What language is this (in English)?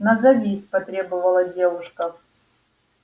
Russian